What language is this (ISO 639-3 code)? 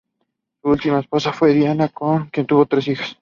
spa